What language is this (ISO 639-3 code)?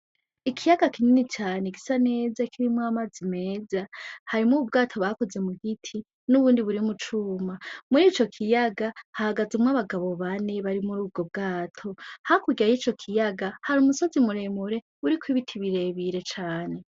run